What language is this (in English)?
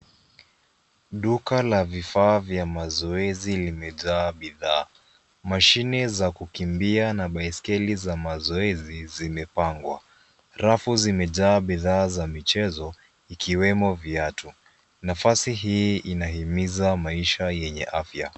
Swahili